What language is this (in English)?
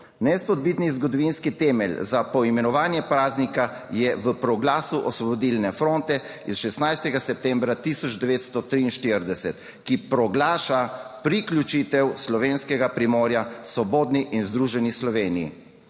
Slovenian